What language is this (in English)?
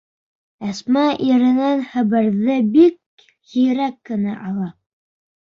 Bashkir